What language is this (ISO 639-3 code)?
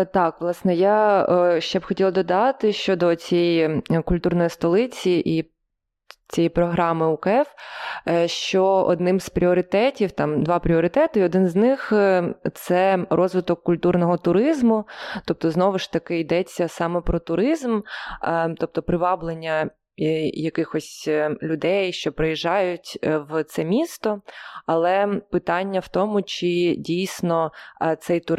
ukr